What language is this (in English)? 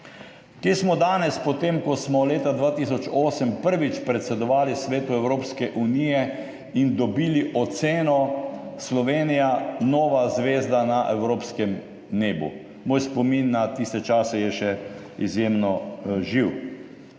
Slovenian